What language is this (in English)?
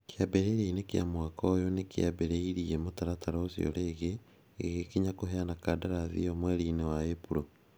Kikuyu